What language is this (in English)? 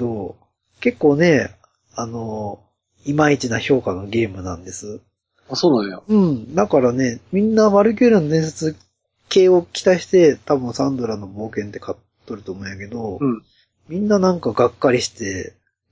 Japanese